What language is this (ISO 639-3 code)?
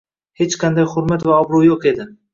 uzb